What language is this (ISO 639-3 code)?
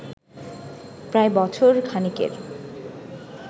ben